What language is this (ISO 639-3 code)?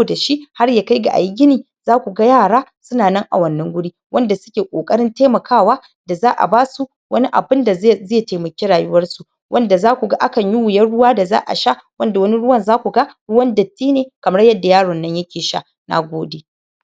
hau